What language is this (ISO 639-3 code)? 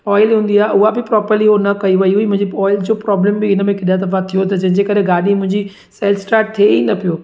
snd